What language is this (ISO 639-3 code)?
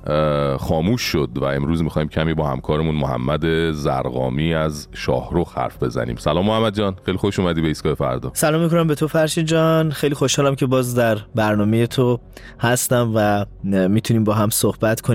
fas